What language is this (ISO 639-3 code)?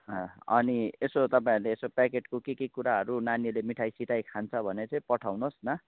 nep